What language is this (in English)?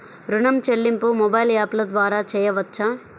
Telugu